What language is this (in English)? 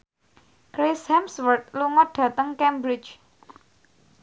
Javanese